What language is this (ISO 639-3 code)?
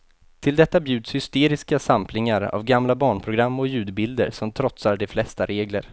swe